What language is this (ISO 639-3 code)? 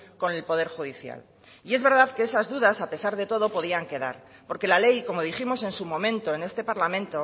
spa